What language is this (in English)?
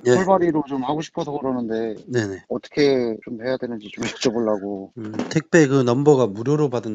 Korean